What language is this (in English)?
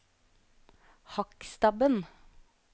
Norwegian